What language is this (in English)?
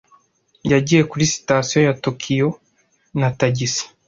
Kinyarwanda